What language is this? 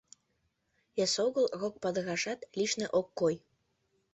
Mari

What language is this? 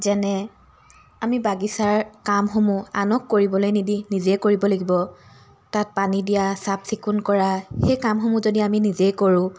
Assamese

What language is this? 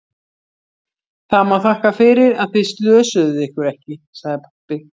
Icelandic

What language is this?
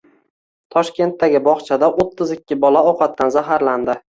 Uzbek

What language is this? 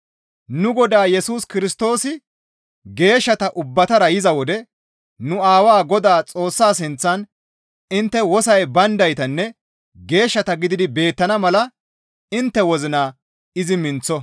Gamo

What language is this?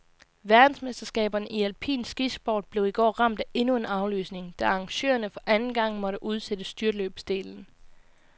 Danish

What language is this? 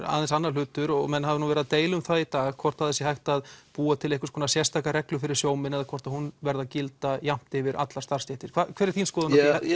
Icelandic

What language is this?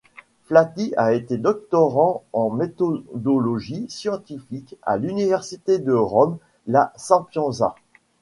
French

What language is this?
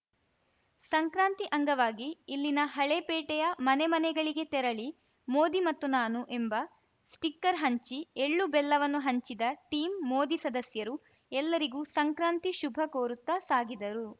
Kannada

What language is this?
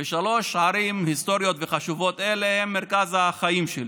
Hebrew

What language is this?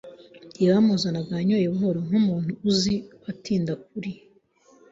Kinyarwanda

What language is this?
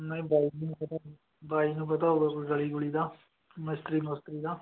Punjabi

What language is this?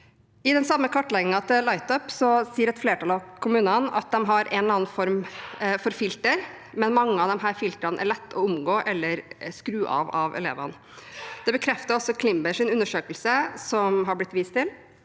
Norwegian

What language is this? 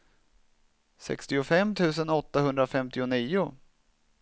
Swedish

